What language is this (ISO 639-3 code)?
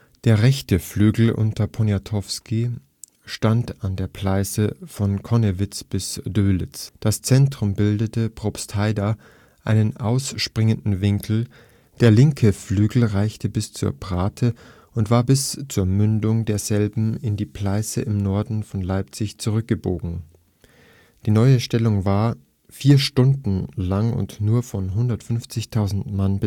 deu